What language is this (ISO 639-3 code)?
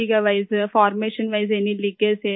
urd